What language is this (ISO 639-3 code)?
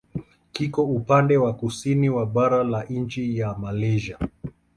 swa